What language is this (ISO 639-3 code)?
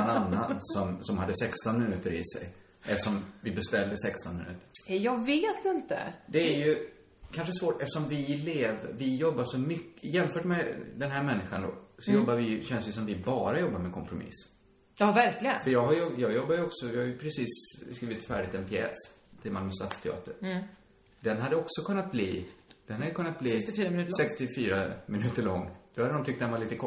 swe